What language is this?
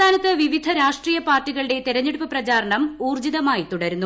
Malayalam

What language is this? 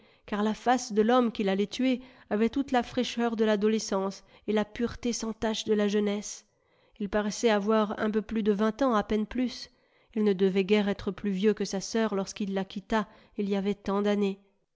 French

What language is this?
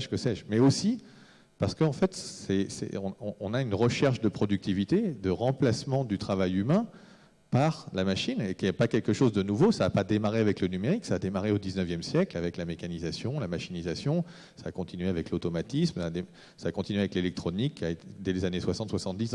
French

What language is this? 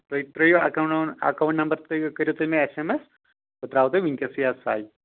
Kashmiri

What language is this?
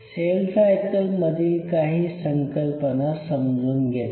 Marathi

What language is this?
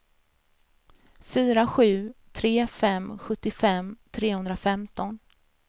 Swedish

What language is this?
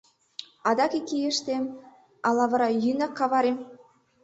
Mari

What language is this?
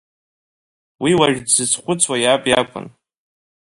Abkhazian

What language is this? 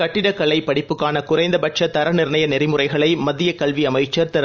Tamil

